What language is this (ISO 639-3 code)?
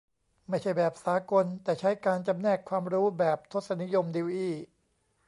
tha